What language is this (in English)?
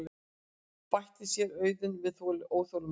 Icelandic